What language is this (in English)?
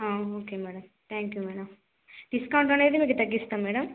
Telugu